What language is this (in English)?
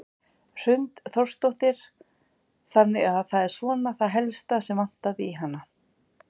Icelandic